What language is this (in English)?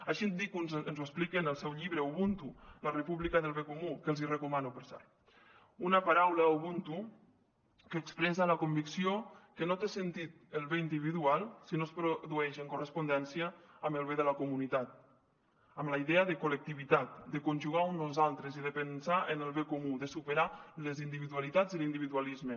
Catalan